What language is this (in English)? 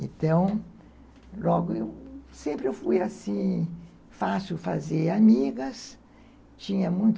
Portuguese